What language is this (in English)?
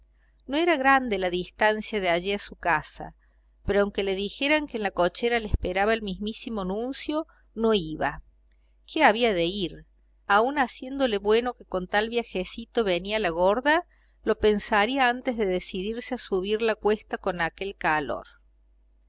Spanish